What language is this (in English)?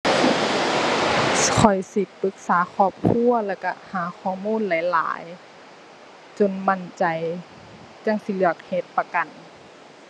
Thai